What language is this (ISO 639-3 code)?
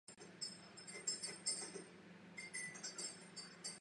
ces